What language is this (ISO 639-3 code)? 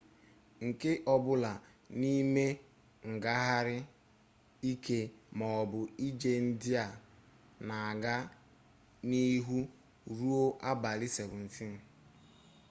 ibo